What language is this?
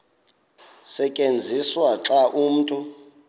Xhosa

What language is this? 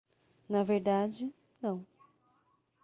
Portuguese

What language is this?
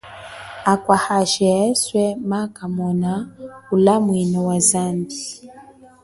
Chokwe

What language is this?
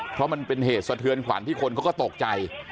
Thai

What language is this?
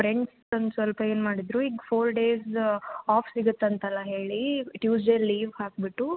Kannada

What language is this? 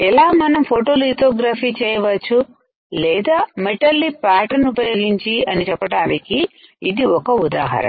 Telugu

